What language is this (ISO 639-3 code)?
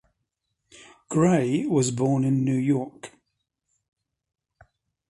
eng